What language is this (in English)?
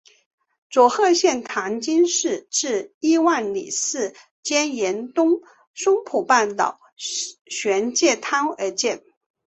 Chinese